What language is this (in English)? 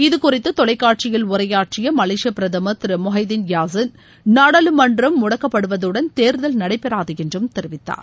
Tamil